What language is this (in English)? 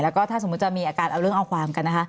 Thai